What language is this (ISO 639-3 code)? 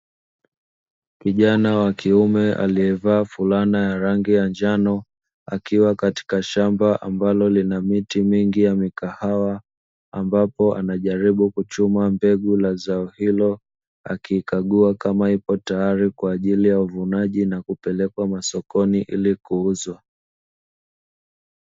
swa